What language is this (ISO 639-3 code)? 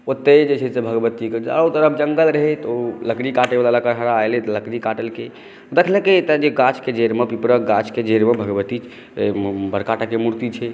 mai